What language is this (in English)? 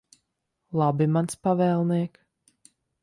Latvian